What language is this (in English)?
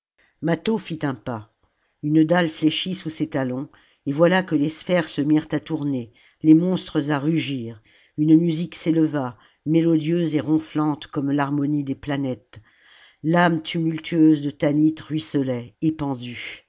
French